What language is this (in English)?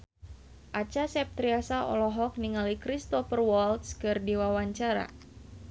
Sundanese